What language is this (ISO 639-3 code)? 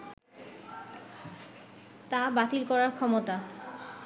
ben